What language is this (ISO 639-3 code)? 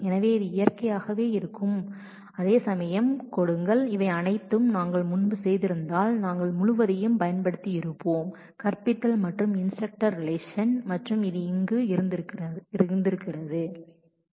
tam